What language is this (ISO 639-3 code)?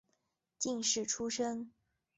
zho